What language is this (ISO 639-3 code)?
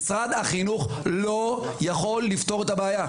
heb